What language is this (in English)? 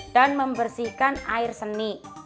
Indonesian